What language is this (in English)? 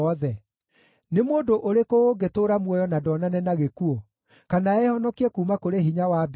Kikuyu